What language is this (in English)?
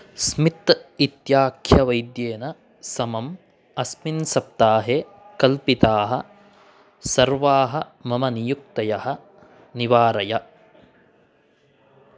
Sanskrit